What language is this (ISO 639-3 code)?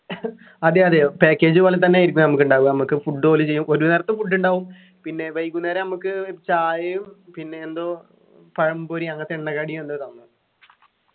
mal